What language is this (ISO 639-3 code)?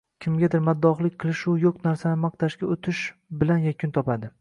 uzb